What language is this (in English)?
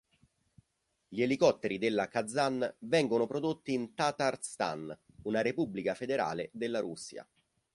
Italian